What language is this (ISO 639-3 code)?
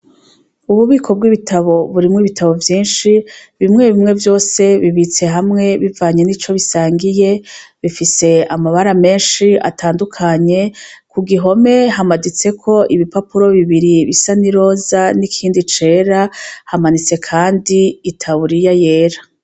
run